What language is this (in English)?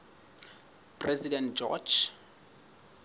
Southern Sotho